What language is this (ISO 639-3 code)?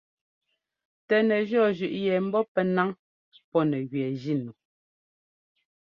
jgo